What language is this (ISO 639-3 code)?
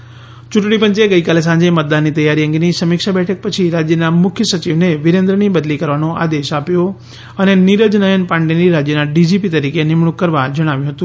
guj